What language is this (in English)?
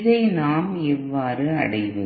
Tamil